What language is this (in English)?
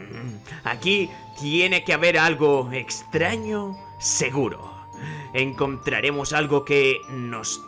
Spanish